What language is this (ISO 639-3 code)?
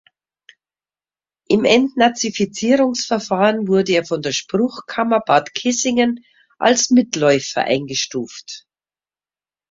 deu